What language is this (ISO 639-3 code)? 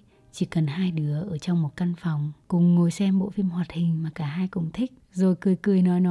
vie